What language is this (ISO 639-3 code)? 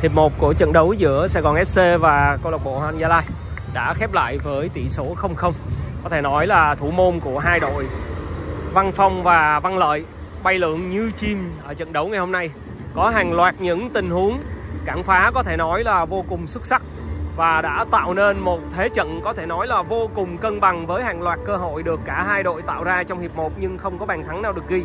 vie